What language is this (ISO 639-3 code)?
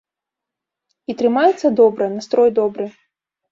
bel